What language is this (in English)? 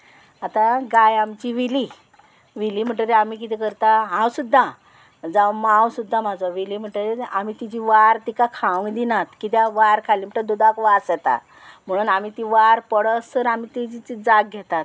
Konkani